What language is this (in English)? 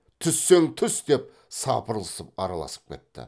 Kazakh